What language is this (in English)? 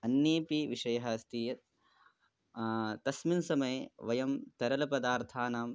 Sanskrit